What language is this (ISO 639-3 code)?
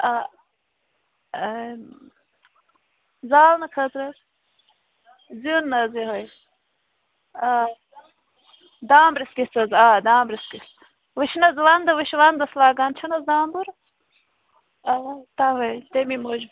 kas